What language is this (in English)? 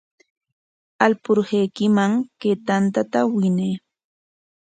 Corongo Ancash Quechua